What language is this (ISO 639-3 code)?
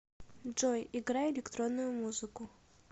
rus